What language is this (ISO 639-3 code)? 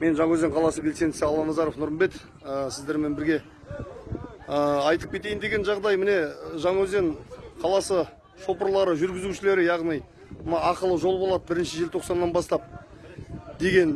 kaz